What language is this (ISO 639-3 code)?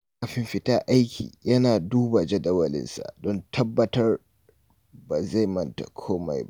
hau